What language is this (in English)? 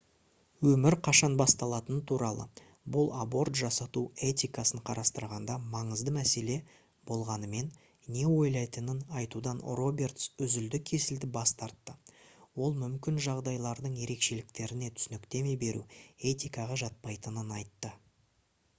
Kazakh